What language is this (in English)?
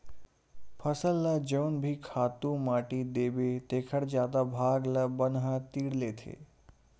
Chhattisgarhi